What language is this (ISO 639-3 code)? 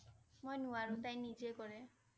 asm